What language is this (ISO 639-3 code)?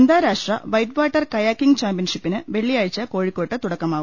mal